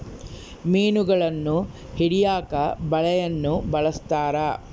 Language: Kannada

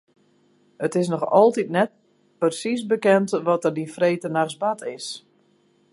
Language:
Western Frisian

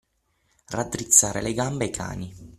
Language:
Italian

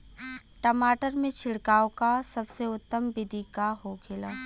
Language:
Bhojpuri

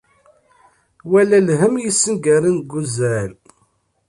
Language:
Kabyle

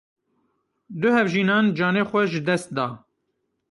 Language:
Kurdish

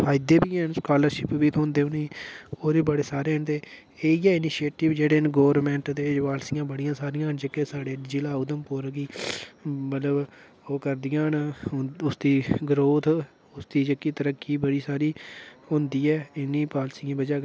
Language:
Dogri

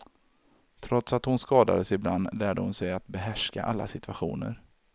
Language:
Swedish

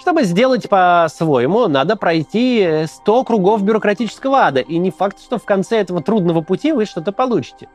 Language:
Russian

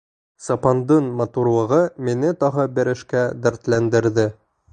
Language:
Bashkir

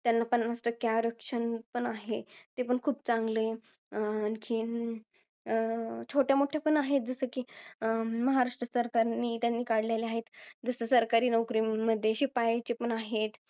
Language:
Marathi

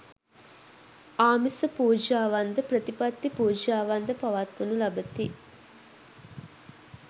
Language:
Sinhala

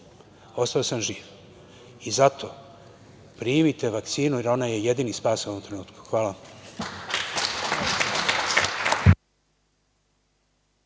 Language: Serbian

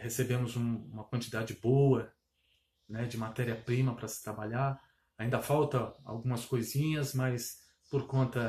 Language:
Portuguese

